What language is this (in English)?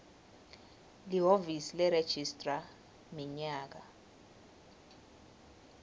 Swati